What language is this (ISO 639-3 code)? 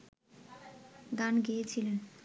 ben